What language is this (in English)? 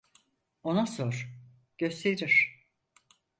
Turkish